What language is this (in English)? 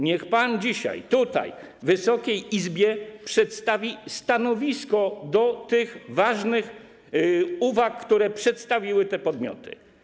Polish